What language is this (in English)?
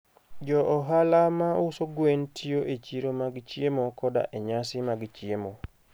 Luo (Kenya and Tanzania)